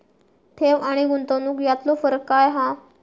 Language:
Marathi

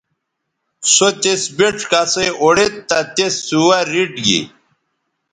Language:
Bateri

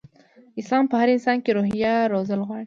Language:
Pashto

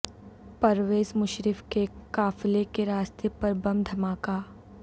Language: Urdu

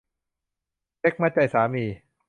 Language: Thai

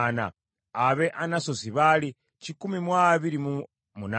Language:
Ganda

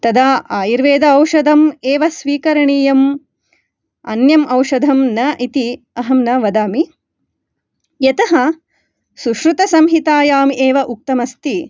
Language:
Sanskrit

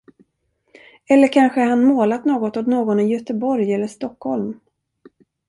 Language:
Swedish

